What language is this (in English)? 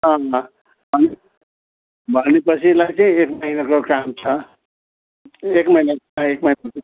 Nepali